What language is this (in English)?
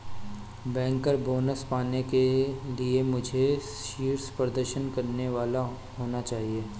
Hindi